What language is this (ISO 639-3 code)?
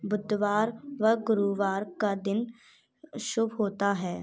hin